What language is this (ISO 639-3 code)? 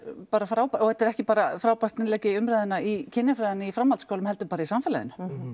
isl